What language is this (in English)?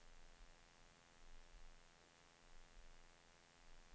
Swedish